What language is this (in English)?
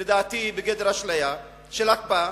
Hebrew